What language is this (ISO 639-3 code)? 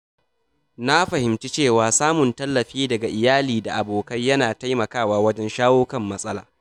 hau